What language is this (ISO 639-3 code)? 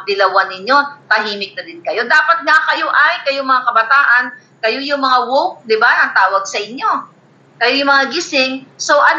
fil